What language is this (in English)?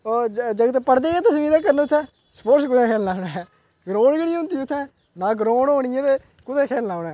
Dogri